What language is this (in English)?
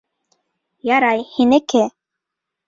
Bashkir